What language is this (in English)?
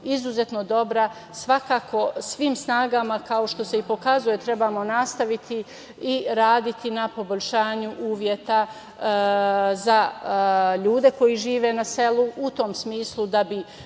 Serbian